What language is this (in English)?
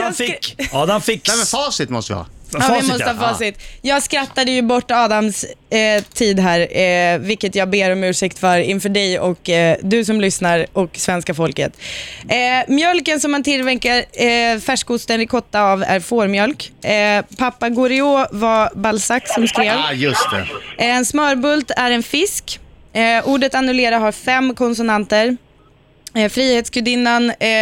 Swedish